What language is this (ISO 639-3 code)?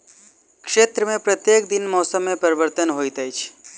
mai